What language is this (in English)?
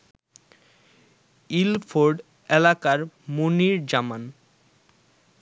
Bangla